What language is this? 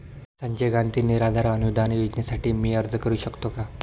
Marathi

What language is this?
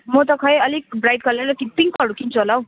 Nepali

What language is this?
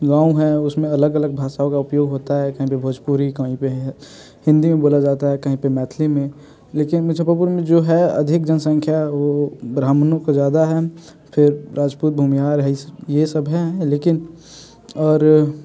Hindi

